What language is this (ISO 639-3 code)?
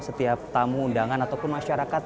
ind